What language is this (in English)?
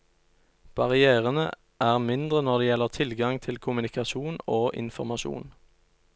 Norwegian